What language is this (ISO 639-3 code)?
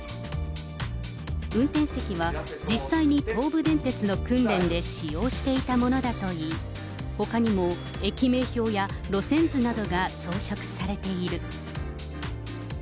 jpn